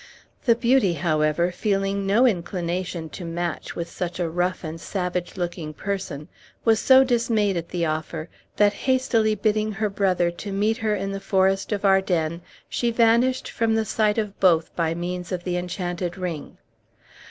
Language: English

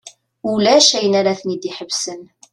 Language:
Kabyle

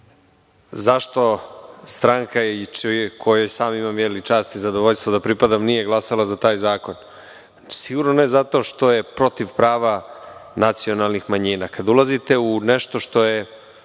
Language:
Serbian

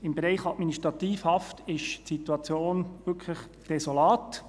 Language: Swiss German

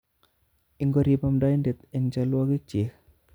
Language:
Kalenjin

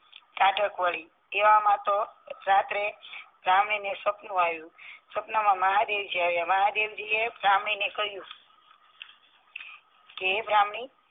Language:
Gujarati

